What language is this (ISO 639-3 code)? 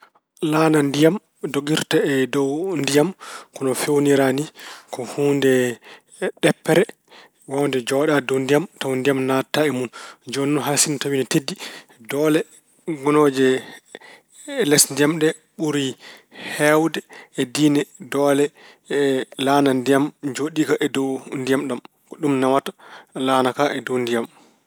ful